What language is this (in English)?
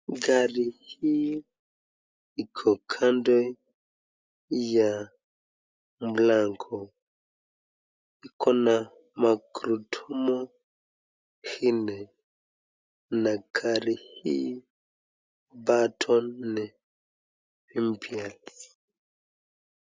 Swahili